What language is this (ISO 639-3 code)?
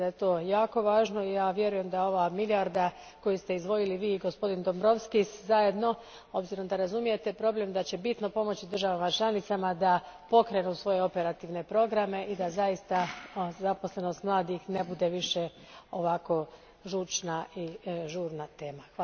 hrv